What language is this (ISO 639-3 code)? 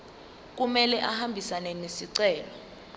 zul